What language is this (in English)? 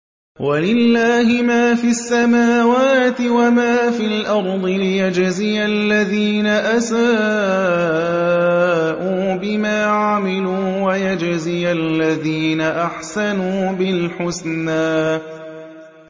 Arabic